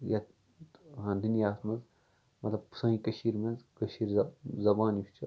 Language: Kashmiri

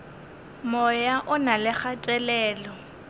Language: Northern Sotho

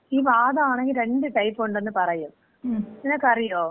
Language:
Malayalam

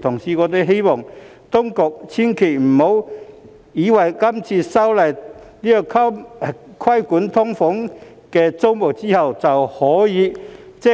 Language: Cantonese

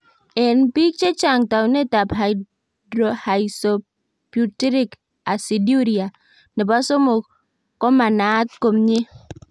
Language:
Kalenjin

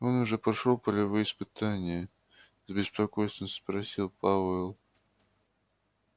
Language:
Russian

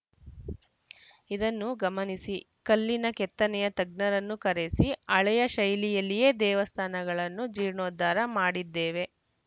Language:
Kannada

